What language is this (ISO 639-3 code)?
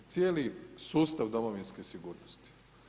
hrv